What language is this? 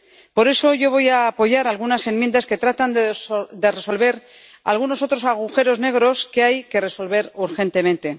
Spanish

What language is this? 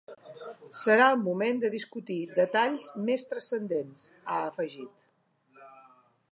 Catalan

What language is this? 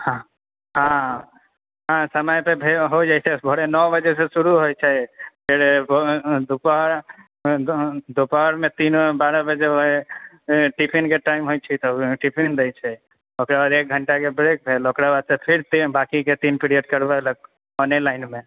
Maithili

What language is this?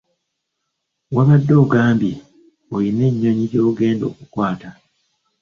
Ganda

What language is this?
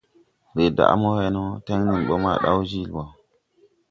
Tupuri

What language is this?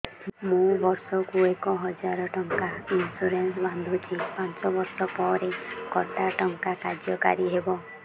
Odia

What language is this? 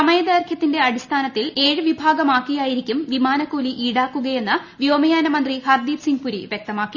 Malayalam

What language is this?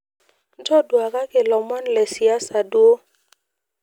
Masai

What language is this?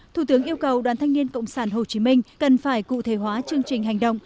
Vietnamese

